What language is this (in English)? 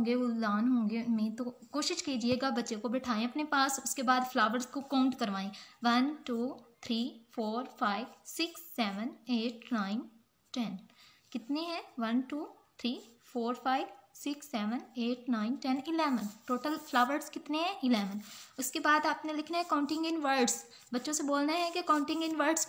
Hindi